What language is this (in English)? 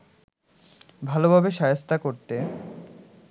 Bangla